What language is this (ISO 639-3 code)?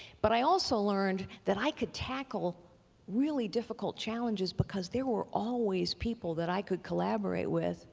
eng